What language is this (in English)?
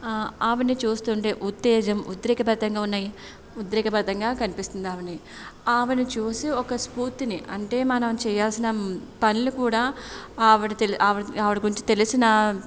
Telugu